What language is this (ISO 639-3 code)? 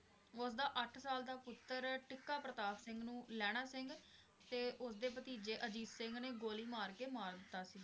pan